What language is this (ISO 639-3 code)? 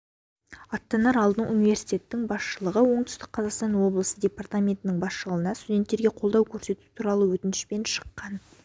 kaz